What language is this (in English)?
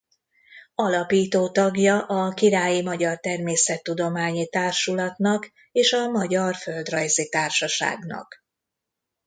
Hungarian